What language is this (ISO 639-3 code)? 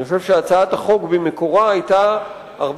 heb